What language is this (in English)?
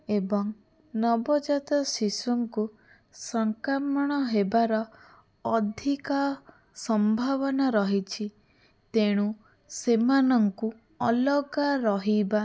Odia